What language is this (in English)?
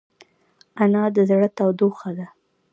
Pashto